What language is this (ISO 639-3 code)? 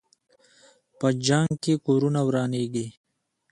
pus